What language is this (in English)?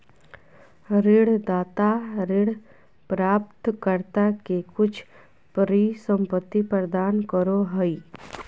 Magahi